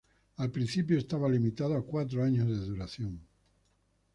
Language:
Spanish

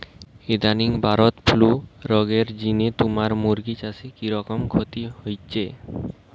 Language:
Bangla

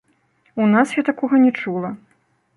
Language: Belarusian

